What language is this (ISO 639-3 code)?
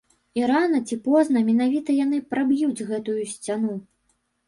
bel